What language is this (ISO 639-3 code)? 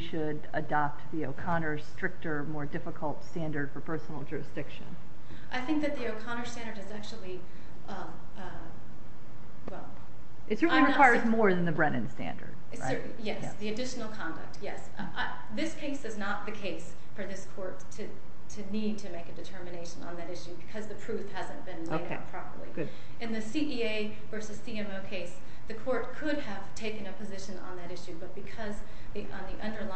eng